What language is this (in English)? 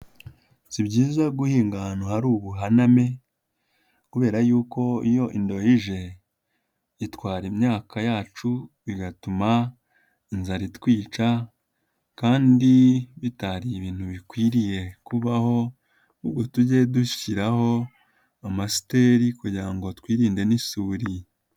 Kinyarwanda